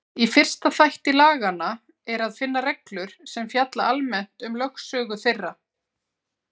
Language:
Icelandic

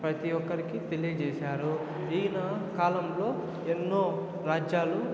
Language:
Telugu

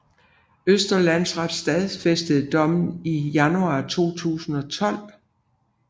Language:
Danish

